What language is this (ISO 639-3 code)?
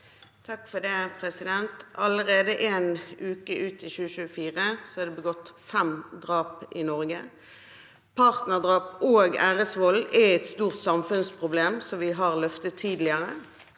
nor